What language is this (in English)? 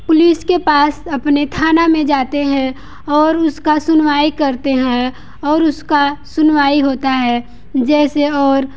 Hindi